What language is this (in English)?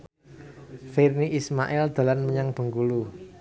Javanese